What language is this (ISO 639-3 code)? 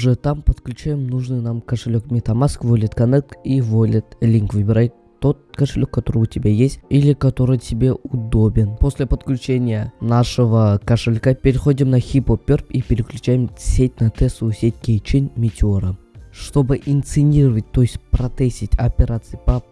rus